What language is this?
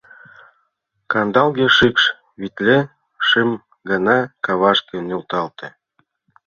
Mari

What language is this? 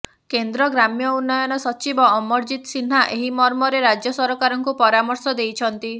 Odia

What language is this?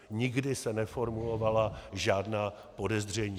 Czech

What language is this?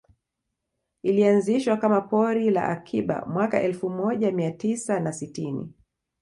Swahili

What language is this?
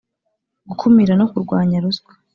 Kinyarwanda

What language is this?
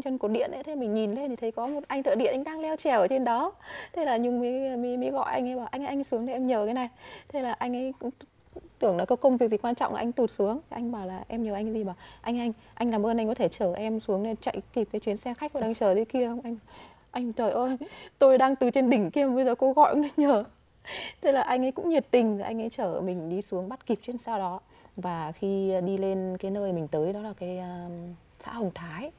Vietnamese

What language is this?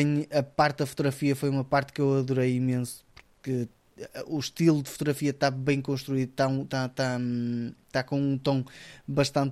Portuguese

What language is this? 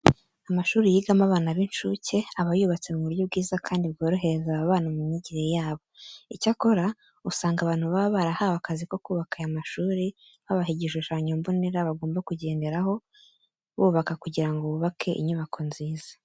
Kinyarwanda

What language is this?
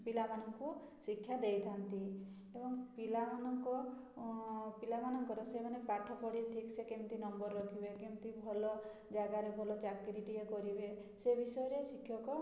Odia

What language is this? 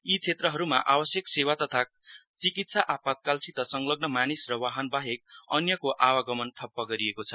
Nepali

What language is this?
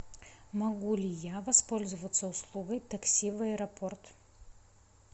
Russian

